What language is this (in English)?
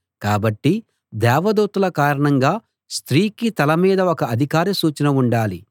Telugu